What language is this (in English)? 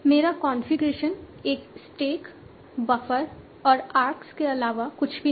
Hindi